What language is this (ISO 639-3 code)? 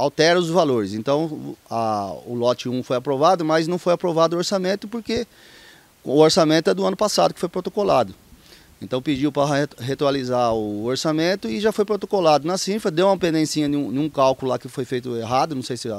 por